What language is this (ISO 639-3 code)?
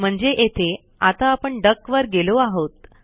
mar